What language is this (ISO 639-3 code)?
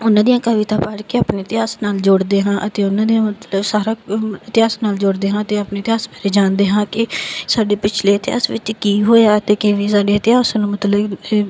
pan